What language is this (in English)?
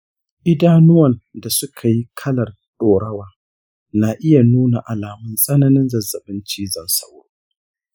Hausa